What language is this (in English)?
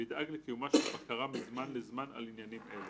Hebrew